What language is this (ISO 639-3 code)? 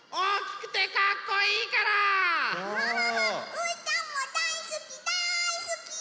jpn